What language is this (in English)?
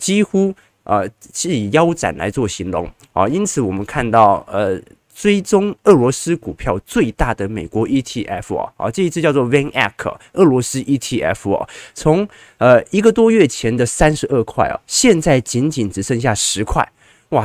Chinese